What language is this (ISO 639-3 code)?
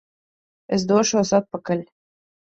lav